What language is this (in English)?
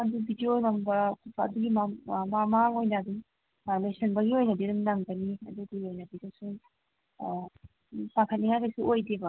Manipuri